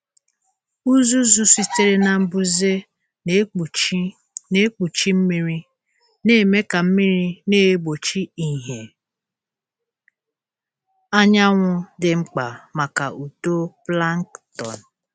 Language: Igbo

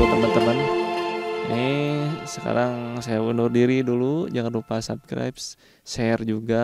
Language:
Indonesian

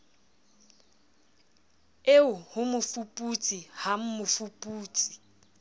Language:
Southern Sotho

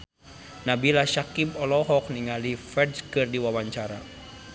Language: Sundanese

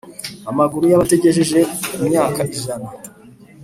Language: Kinyarwanda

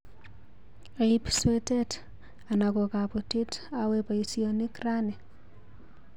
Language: Kalenjin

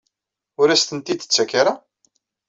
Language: Kabyle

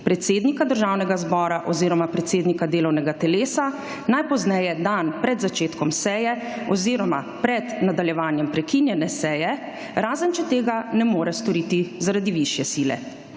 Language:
Slovenian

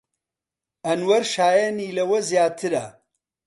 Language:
Central Kurdish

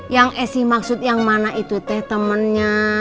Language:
Indonesian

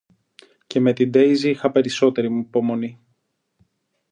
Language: Greek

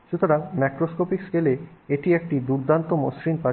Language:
Bangla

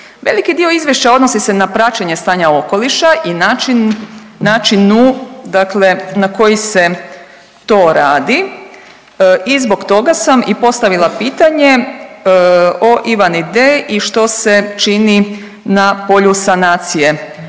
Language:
Croatian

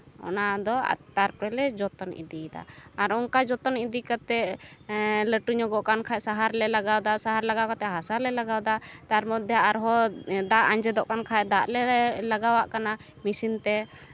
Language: Santali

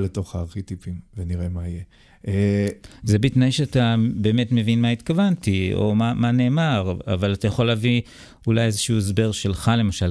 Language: Hebrew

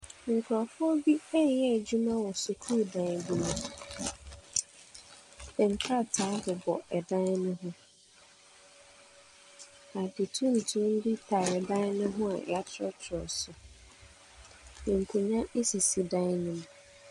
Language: Akan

